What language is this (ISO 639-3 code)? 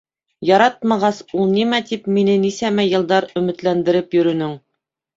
bak